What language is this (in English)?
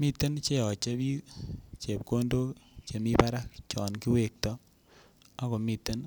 Kalenjin